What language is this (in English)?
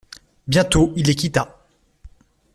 French